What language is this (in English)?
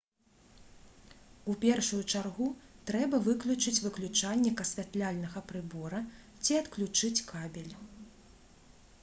Belarusian